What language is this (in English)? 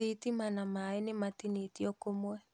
Kikuyu